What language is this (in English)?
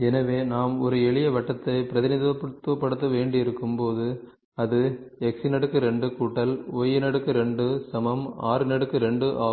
Tamil